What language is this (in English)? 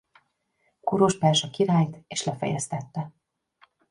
Hungarian